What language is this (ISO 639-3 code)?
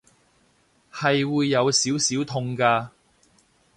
yue